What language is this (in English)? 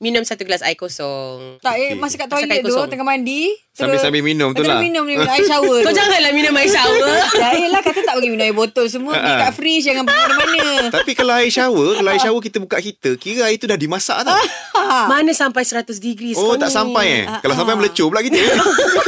Malay